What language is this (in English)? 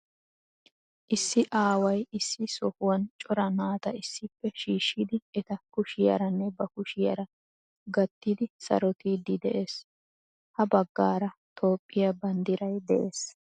Wolaytta